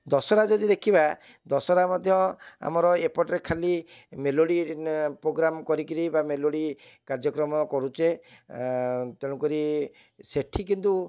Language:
Odia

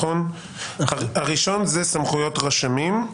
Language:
Hebrew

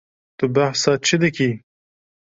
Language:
Kurdish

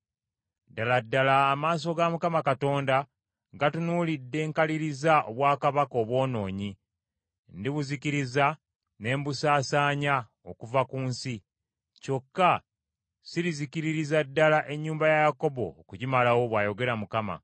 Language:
Ganda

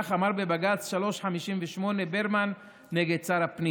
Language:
Hebrew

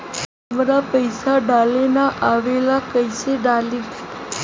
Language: Bhojpuri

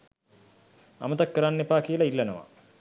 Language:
Sinhala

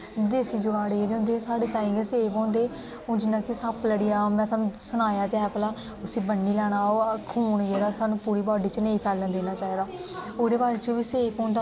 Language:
Dogri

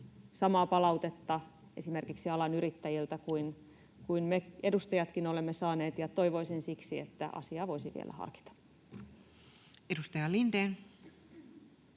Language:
Finnish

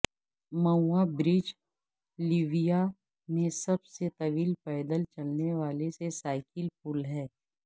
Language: Urdu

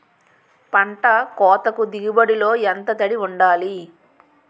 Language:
Telugu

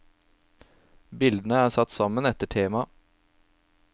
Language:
Norwegian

